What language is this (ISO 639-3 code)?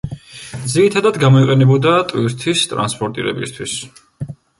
kat